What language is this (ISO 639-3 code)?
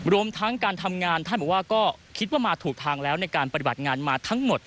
tha